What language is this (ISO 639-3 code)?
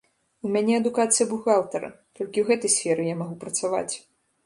bel